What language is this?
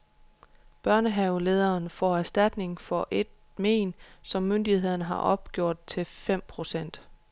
Danish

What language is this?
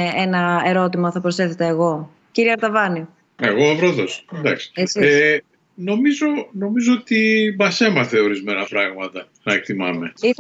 Greek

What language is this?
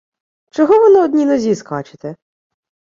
Ukrainian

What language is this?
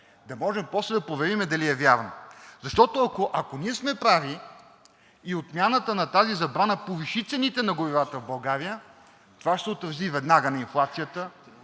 Bulgarian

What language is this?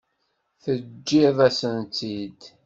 Kabyle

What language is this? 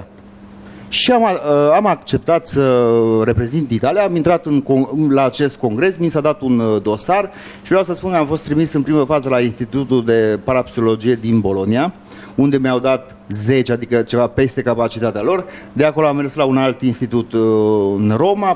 Romanian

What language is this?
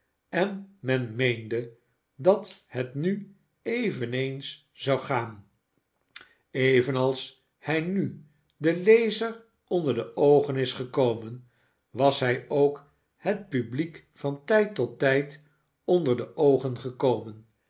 Dutch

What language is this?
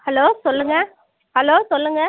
Tamil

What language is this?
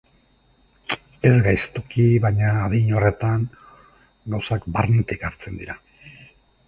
Basque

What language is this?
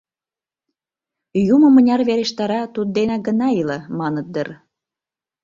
Mari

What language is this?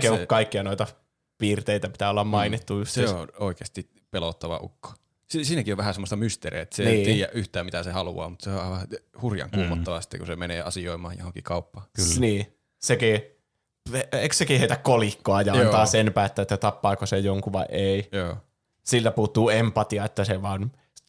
Finnish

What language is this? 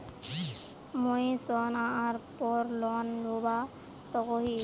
Magahi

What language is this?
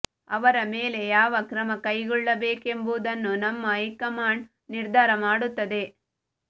Kannada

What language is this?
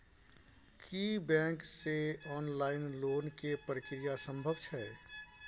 Maithili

